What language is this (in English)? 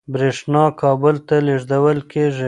Pashto